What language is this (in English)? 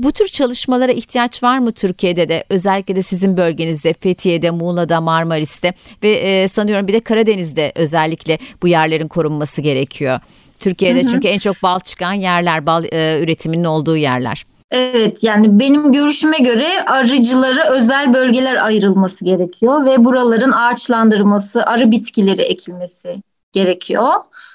Turkish